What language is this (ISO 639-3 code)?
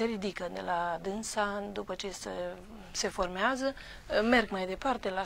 ron